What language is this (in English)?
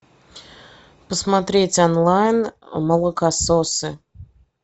Russian